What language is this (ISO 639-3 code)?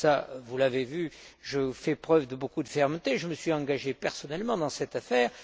fra